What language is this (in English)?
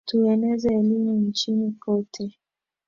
Swahili